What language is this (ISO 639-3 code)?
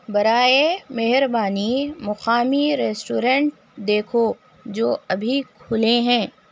urd